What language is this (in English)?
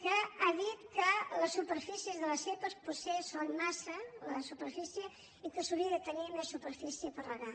Catalan